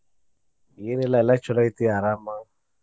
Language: Kannada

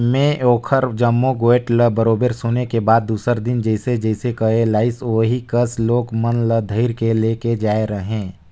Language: Chhattisgarhi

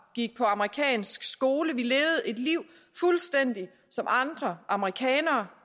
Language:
Danish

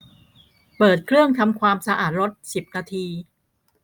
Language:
Thai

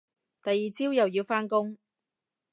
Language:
Cantonese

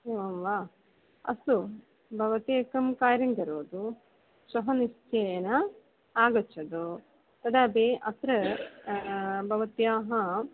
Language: Sanskrit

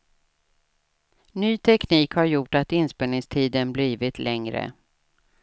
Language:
Swedish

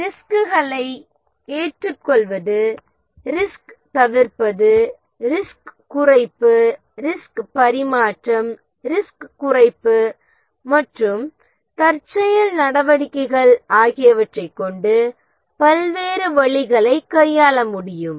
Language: Tamil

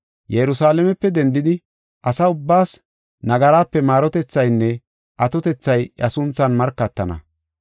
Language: Gofa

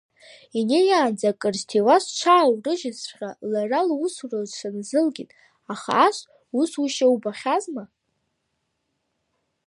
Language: Abkhazian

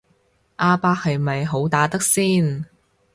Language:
Cantonese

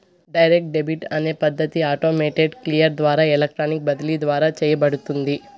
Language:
Telugu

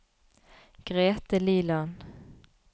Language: Norwegian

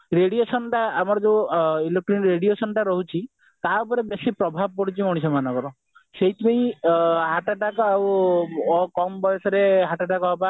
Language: Odia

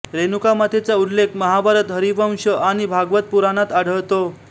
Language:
Marathi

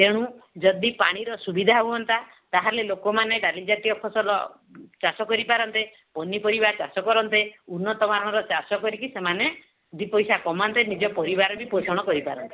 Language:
Odia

